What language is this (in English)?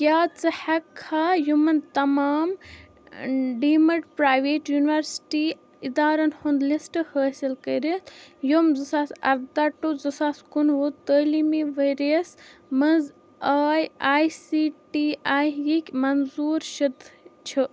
Kashmiri